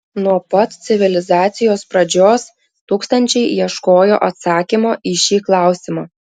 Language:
Lithuanian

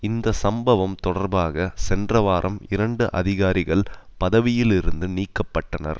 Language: Tamil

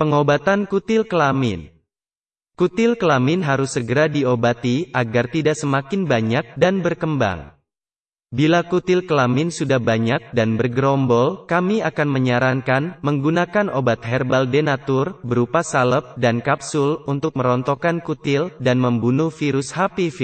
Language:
Indonesian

